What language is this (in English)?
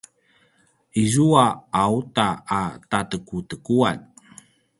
Paiwan